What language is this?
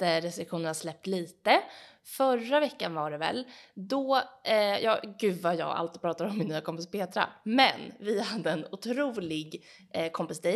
Swedish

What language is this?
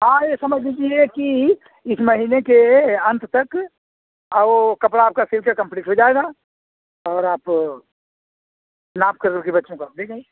Hindi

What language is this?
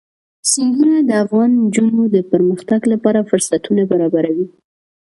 Pashto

